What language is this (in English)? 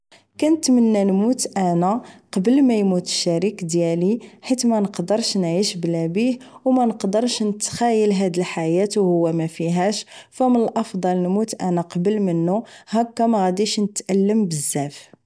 Moroccan Arabic